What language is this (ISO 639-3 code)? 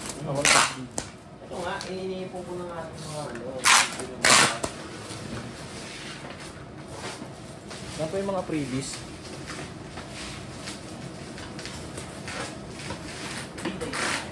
fil